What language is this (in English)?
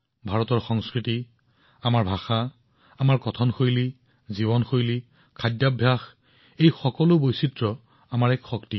Assamese